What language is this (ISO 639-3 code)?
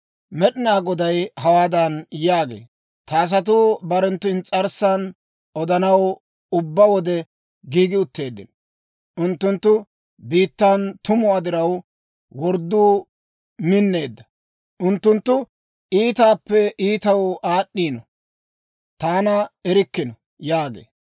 dwr